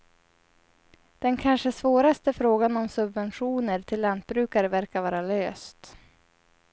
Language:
Swedish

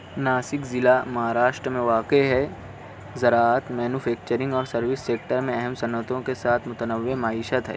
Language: Urdu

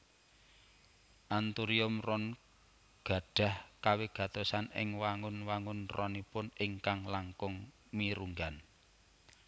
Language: Javanese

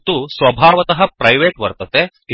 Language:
Sanskrit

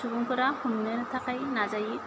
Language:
Bodo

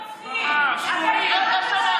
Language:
Hebrew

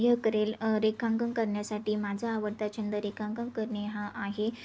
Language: Marathi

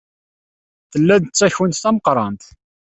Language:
Kabyle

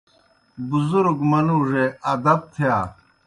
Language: Kohistani Shina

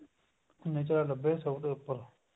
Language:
Punjabi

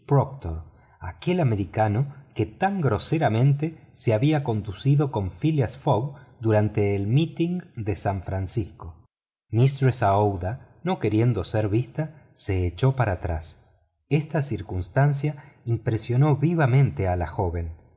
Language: Spanish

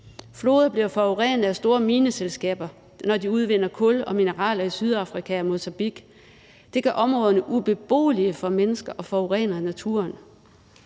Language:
Danish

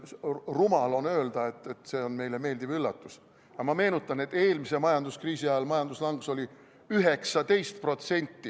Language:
Estonian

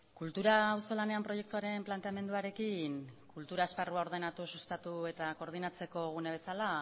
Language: Basque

